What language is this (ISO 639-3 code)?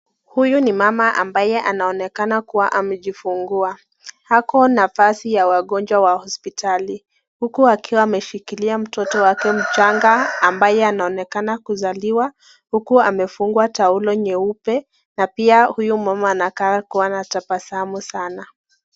swa